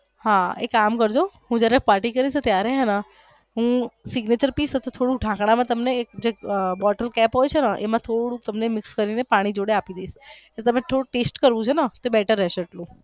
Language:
Gujarati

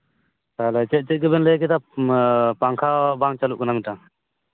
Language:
Santali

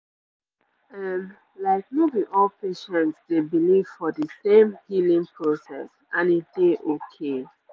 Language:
Nigerian Pidgin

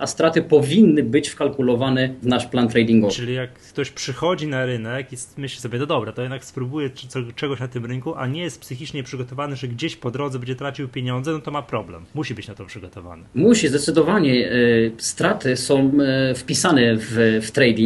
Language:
Polish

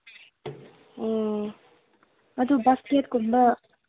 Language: Manipuri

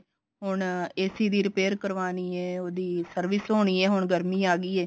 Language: Punjabi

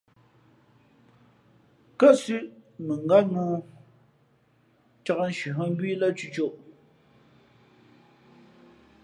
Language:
Fe'fe'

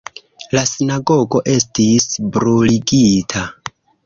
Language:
Esperanto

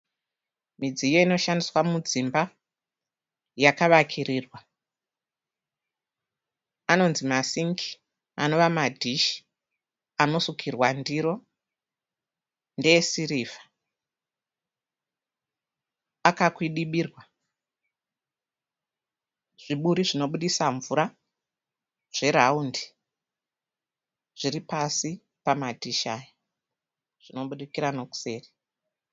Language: Shona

